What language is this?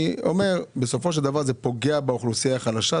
Hebrew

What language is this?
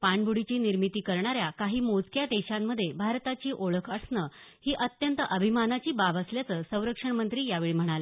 Marathi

